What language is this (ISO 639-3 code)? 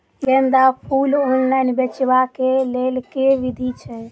mai